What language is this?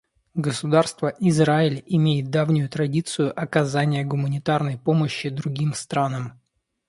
Russian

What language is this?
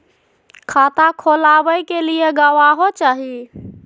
Magahi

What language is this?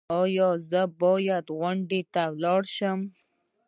Pashto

